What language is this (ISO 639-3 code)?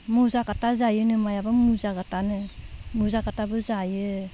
brx